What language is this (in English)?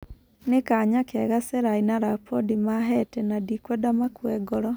Kikuyu